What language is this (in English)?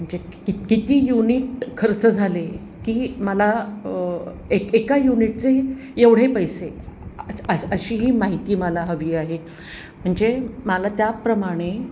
Marathi